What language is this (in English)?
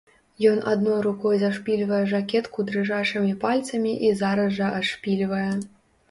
Belarusian